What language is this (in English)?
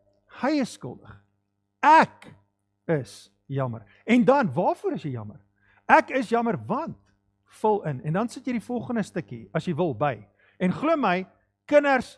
Dutch